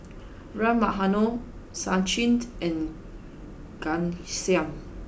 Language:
English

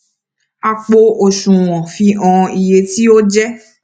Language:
Yoruba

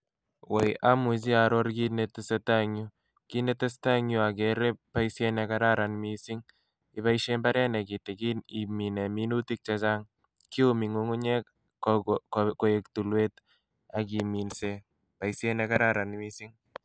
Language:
Kalenjin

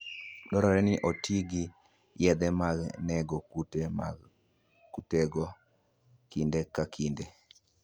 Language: Luo (Kenya and Tanzania)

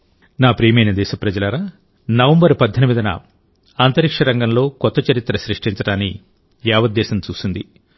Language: Telugu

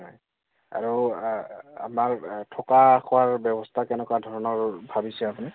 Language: Assamese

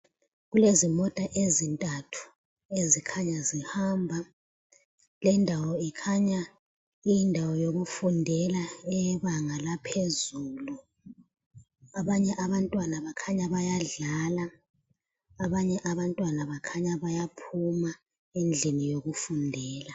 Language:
North Ndebele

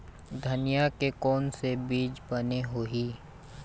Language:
Chhattisgarhi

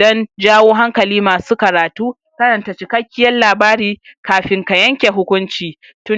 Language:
Hausa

